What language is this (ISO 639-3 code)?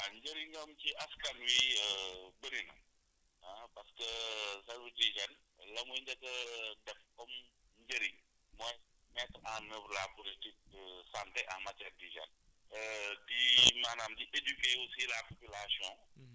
wol